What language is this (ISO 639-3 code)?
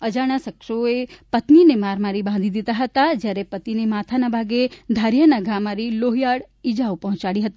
guj